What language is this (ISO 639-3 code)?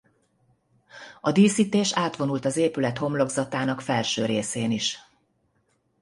hun